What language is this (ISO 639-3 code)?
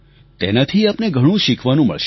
guj